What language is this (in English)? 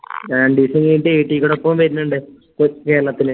Malayalam